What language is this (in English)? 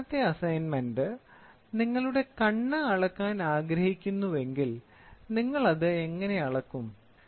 Malayalam